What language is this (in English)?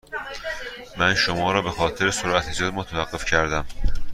Persian